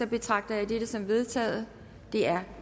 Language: Danish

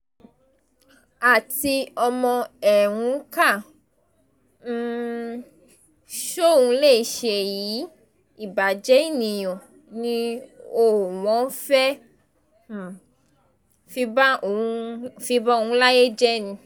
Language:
Yoruba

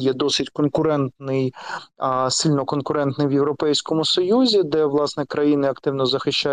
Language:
Ukrainian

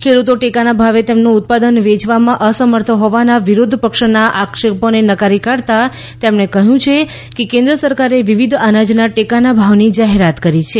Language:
Gujarati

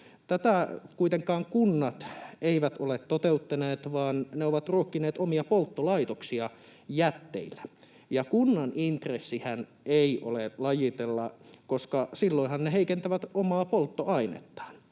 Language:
Finnish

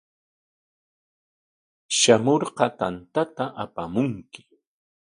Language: Corongo Ancash Quechua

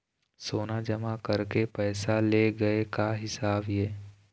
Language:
Chhattisgarhi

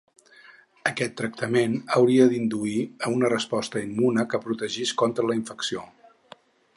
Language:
Catalan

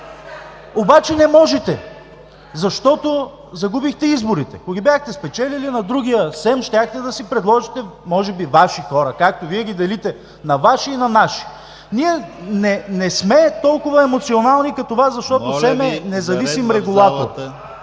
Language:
Bulgarian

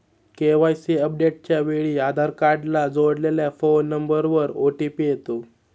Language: Marathi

